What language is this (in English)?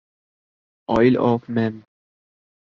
Urdu